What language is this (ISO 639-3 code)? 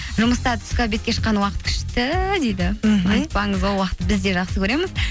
kaz